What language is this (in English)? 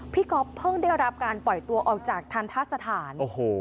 Thai